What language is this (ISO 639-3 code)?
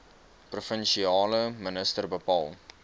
afr